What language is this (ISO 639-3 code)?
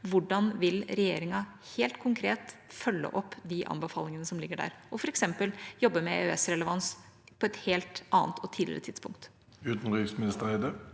nor